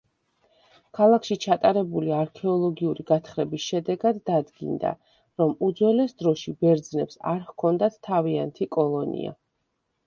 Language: Georgian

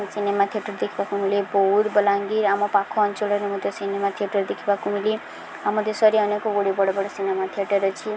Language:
Odia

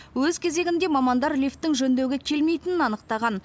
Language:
Kazakh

